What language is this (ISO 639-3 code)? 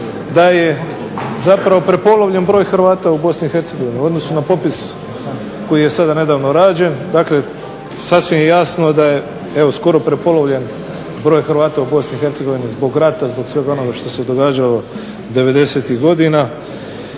hrv